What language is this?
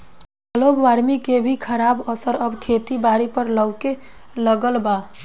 Bhojpuri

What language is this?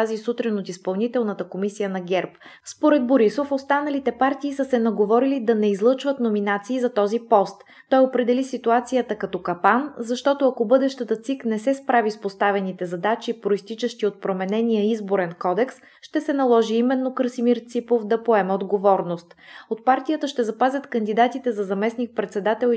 Bulgarian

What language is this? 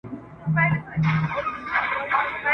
Pashto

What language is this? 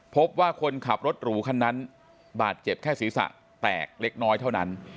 Thai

